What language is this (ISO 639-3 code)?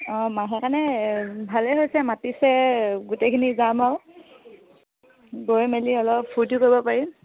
asm